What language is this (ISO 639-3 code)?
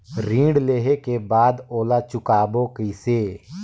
hne